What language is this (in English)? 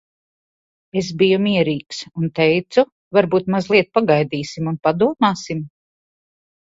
Latvian